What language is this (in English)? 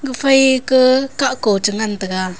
Wancho Naga